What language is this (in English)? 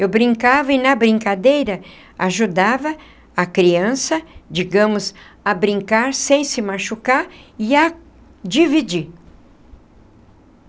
Portuguese